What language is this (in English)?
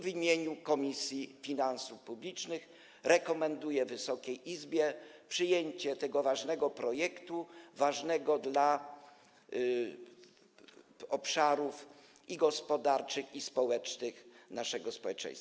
Polish